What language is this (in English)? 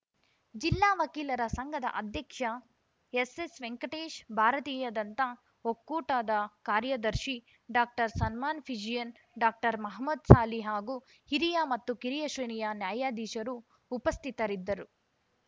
Kannada